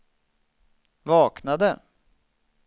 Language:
Swedish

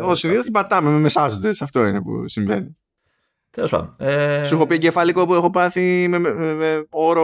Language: Greek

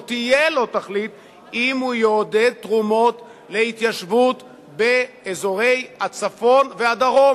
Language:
Hebrew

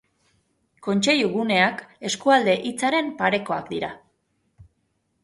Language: Basque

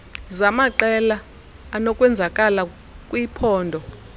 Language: Xhosa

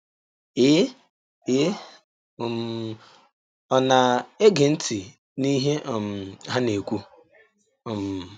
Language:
Igbo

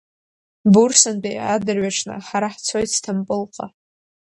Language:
Abkhazian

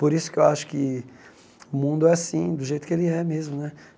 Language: Portuguese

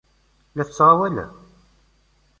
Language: Kabyle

